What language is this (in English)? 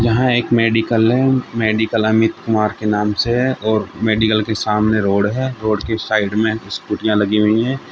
Hindi